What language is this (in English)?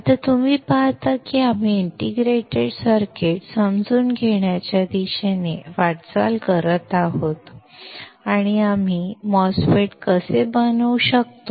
Marathi